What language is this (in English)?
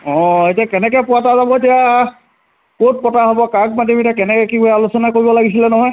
Assamese